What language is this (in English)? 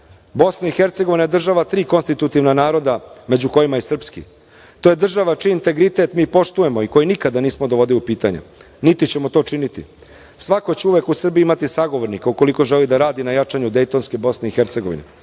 Serbian